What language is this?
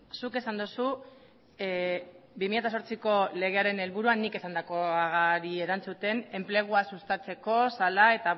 Basque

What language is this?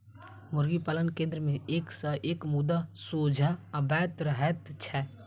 Maithili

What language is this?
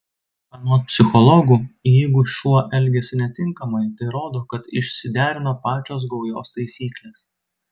Lithuanian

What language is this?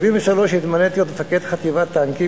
Hebrew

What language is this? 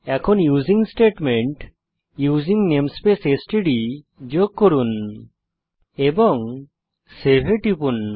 Bangla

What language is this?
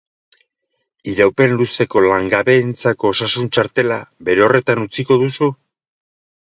Basque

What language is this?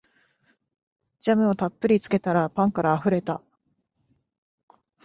Japanese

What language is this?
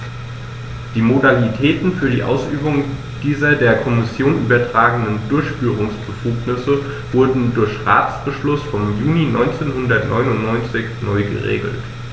German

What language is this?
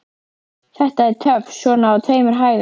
Icelandic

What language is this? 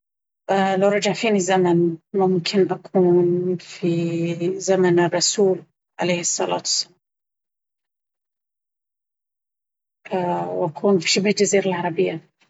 Baharna Arabic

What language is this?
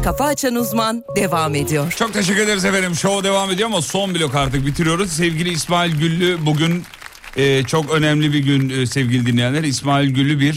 Turkish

